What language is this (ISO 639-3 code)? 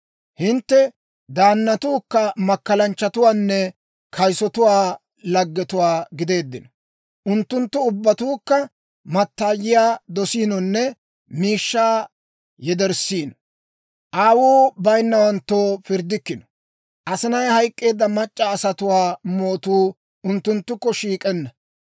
dwr